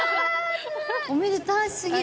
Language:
Japanese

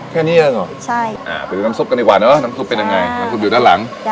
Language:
Thai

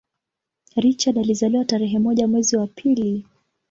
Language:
Swahili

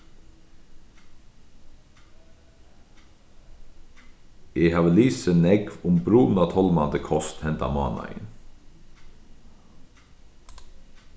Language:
Faroese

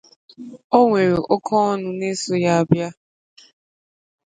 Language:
Igbo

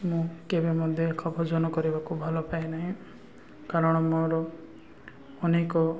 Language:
Odia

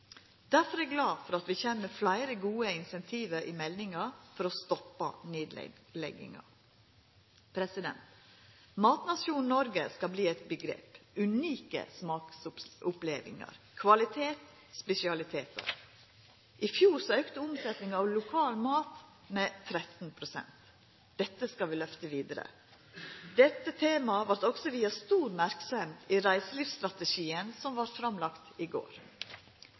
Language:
Norwegian Nynorsk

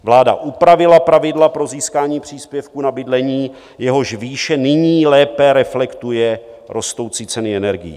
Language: Czech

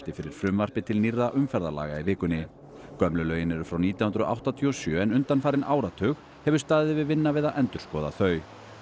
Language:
Icelandic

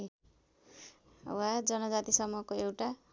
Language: Nepali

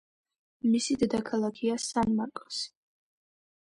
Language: Georgian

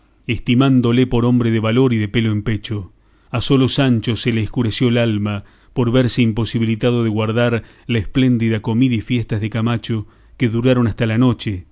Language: Spanish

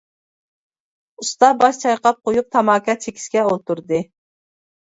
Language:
Uyghur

